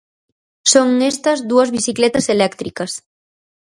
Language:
Galician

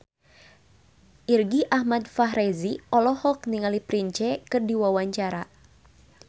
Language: Sundanese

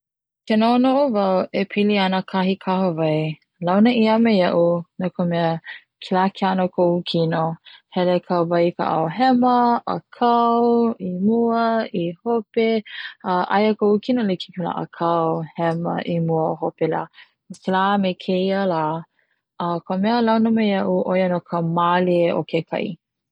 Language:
Hawaiian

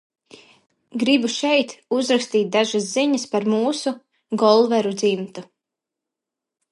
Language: Latvian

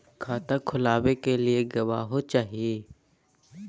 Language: Magahi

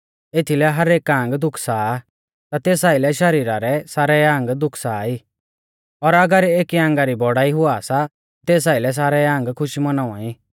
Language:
Mahasu Pahari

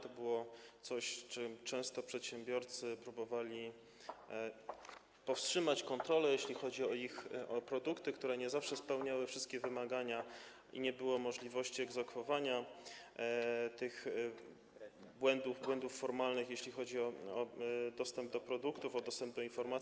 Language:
Polish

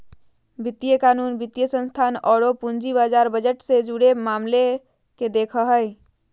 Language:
Magahi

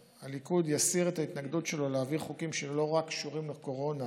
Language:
Hebrew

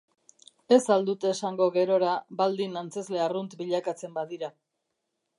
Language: Basque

